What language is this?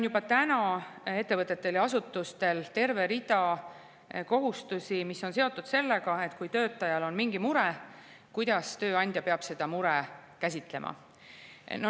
Estonian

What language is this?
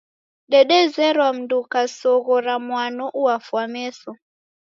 Taita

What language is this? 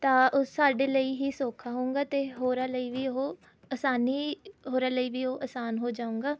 Punjabi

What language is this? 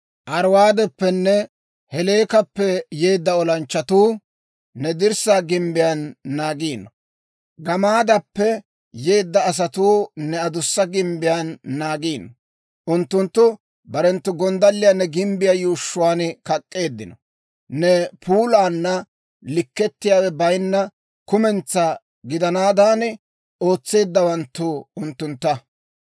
Dawro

